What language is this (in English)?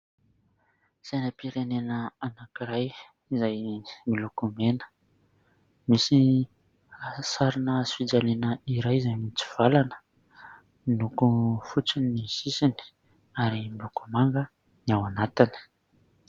Malagasy